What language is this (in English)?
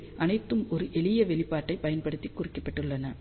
Tamil